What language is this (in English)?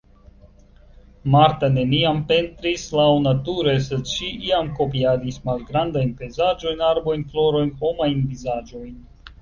Esperanto